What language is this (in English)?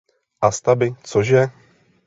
Czech